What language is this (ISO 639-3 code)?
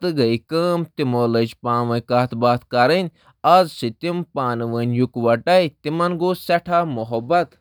kas